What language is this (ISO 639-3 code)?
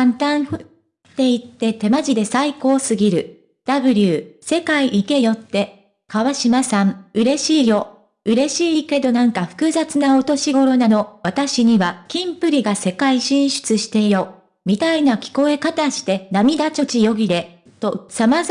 jpn